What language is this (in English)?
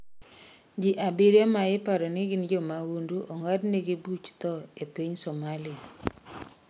Luo (Kenya and Tanzania)